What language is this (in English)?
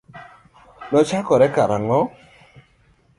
Luo (Kenya and Tanzania)